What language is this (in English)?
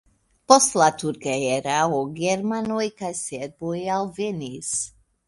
Esperanto